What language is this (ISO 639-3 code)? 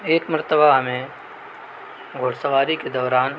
urd